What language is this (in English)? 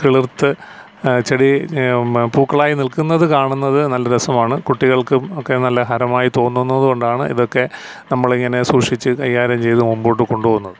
Malayalam